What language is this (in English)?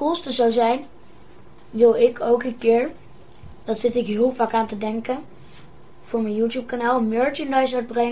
Dutch